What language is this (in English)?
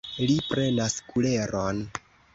Esperanto